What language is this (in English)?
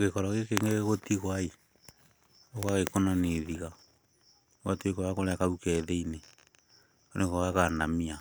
Kikuyu